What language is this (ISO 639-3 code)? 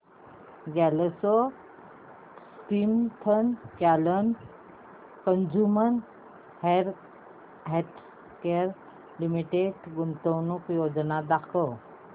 mar